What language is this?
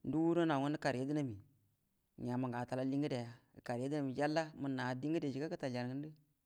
Buduma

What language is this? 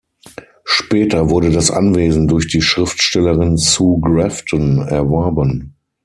German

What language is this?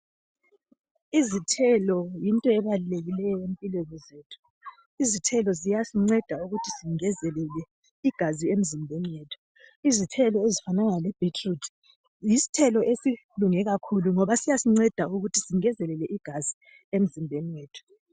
North Ndebele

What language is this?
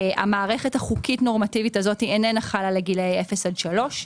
Hebrew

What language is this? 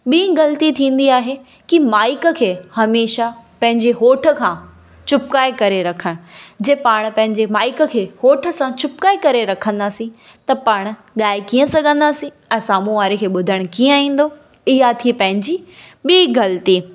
Sindhi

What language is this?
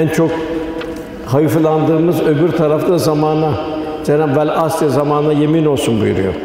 Turkish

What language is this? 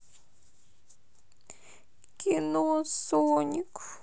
Russian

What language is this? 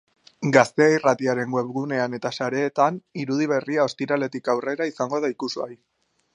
Basque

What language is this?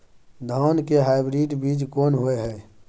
Maithili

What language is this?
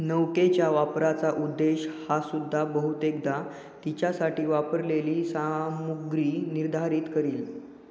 Marathi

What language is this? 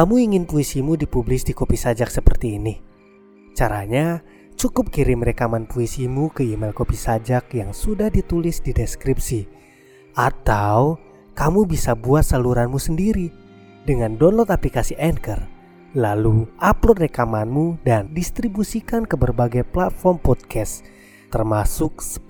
Indonesian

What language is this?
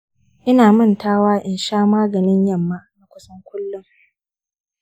Hausa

